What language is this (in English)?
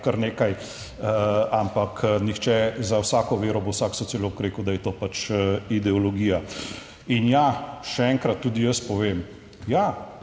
Slovenian